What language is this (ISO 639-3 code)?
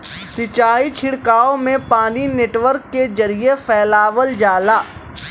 bho